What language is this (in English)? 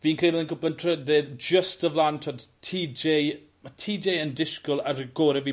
Welsh